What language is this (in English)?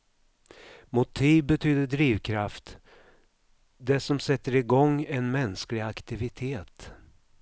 Swedish